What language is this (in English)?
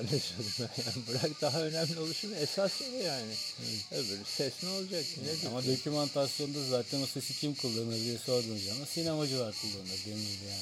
Turkish